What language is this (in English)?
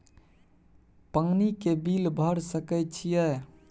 Maithili